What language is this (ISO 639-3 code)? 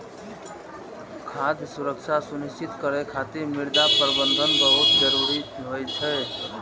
mai